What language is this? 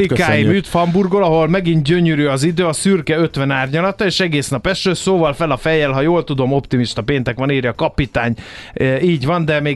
Hungarian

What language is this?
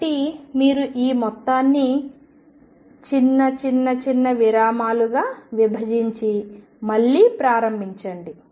Telugu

